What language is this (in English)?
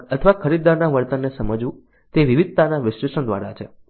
Gujarati